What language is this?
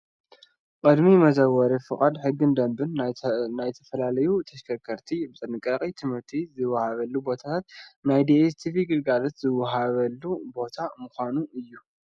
Tigrinya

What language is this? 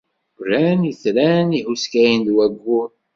Kabyle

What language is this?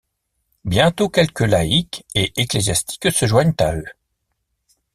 French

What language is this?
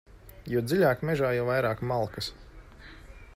Latvian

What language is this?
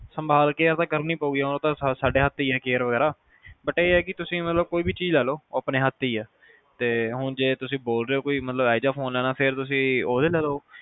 Punjabi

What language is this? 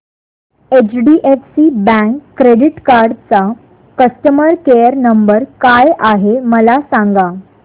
Marathi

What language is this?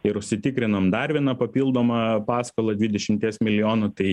Lithuanian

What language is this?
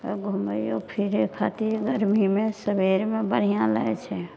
Maithili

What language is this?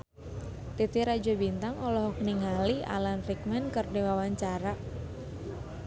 Sundanese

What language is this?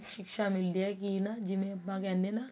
Punjabi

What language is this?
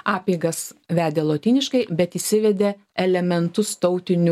Lithuanian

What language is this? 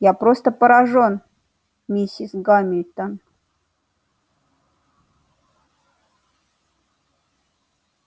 Russian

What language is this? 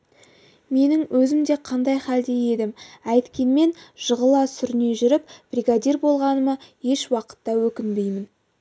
Kazakh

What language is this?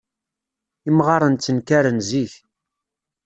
Kabyle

